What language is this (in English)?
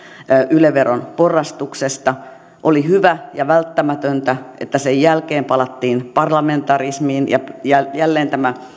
Finnish